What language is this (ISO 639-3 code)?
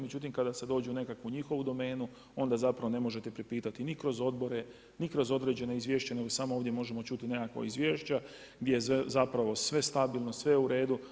hrv